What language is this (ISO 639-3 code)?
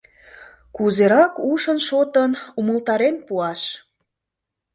chm